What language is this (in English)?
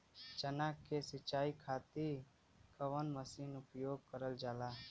Bhojpuri